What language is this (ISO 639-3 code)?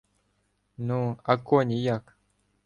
ukr